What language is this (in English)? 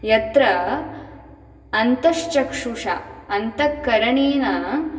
Sanskrit